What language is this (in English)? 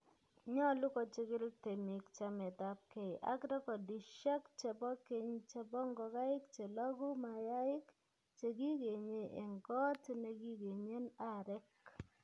Kalenjin